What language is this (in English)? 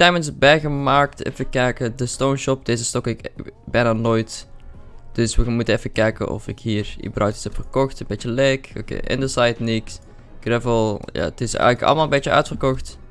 Dutch